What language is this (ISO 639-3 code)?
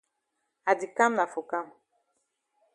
wes